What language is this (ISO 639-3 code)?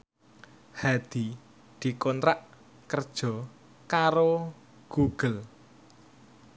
jav